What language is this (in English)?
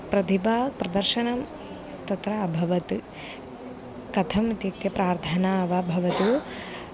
Sanskrit